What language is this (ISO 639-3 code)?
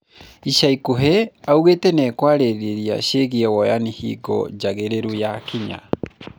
kik